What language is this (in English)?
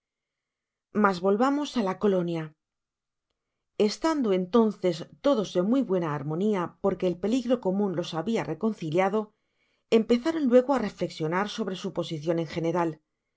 Spanish